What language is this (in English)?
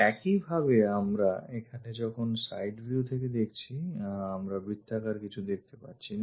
Bangla